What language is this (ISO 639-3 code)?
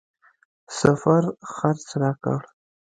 pus